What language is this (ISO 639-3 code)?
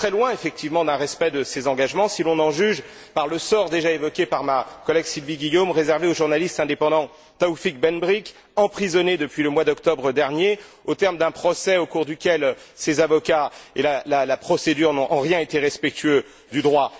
fra